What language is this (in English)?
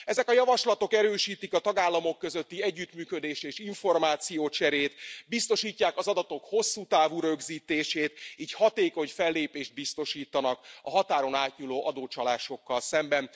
Hungarian